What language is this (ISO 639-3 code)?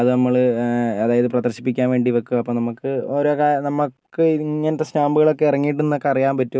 mal